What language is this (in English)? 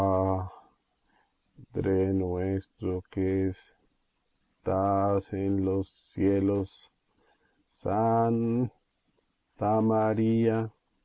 Spanish